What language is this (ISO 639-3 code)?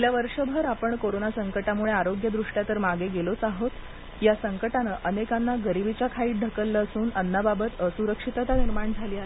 mar